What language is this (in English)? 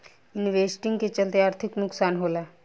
Bhojpuri